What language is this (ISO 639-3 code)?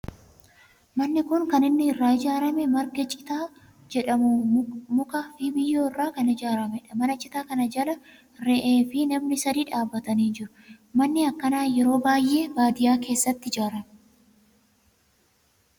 orm